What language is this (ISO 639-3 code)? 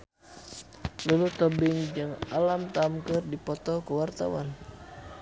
sun